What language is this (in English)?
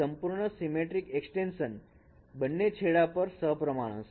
Gujarati